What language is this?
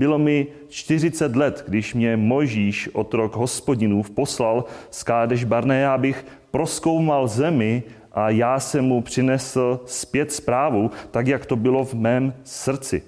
Czech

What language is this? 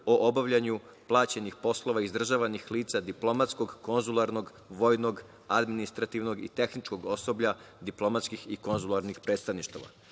Serbian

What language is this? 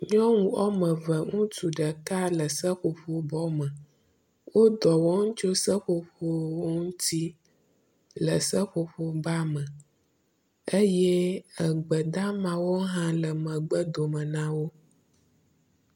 Ewe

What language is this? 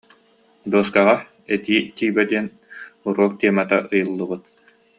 Yakut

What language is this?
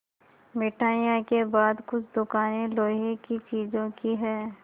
Hindi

